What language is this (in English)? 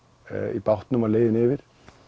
Icelandic